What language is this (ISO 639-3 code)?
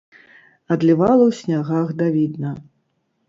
bel